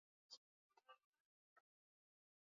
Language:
Swahili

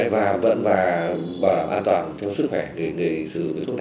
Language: Vietnamese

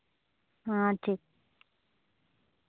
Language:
Santali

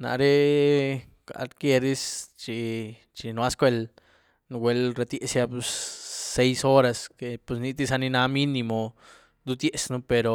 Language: Güilá Zapotec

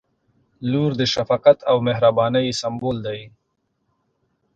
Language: Pashto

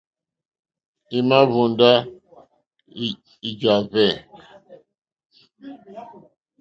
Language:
Mokpwe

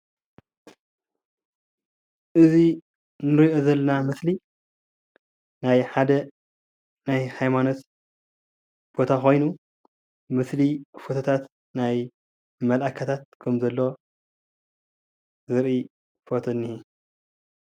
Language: Tigrinya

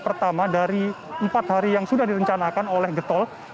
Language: Indonesian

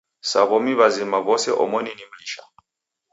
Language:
Taita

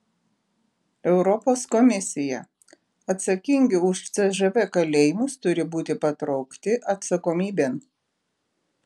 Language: Lithuanian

